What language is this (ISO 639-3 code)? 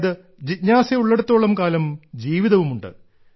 mal